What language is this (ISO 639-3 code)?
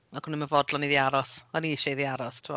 cym